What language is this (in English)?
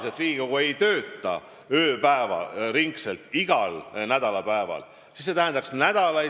Estonian